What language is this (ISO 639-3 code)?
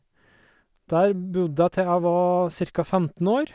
nor